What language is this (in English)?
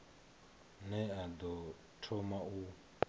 Venda